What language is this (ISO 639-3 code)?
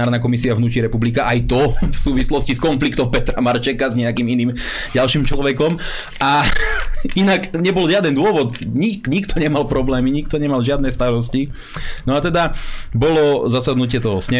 slk